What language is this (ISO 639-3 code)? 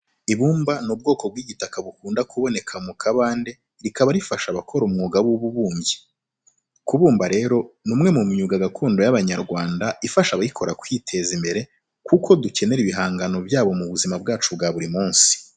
kin